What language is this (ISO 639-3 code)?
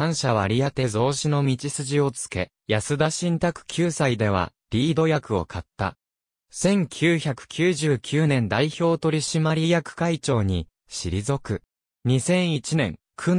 jpn